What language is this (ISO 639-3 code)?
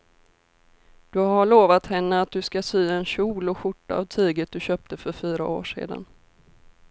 swe